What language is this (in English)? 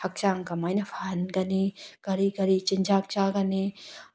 Manipuri